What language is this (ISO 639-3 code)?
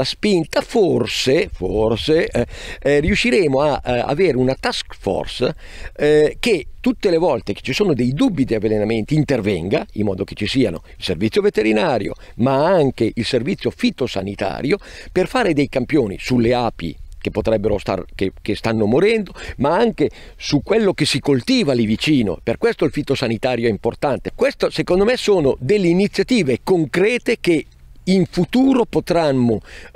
ita